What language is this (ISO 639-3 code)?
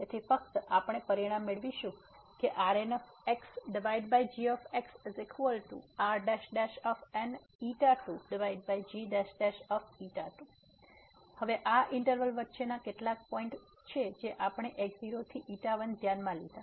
guj